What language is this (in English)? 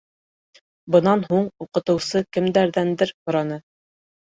Bashkir